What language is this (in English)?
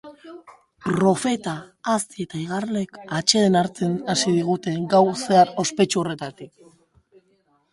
Basque